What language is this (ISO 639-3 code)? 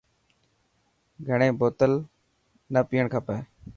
mki